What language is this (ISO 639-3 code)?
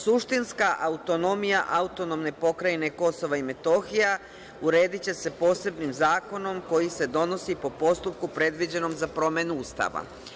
srp